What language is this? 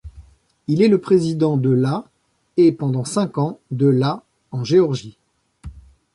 French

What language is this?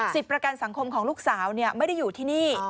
Thai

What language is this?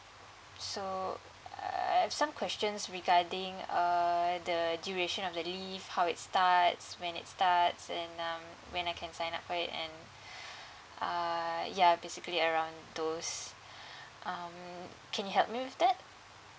English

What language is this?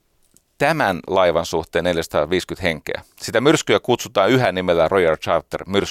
Finnish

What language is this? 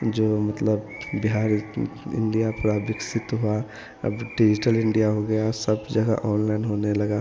Hindi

